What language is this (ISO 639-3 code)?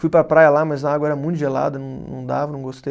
por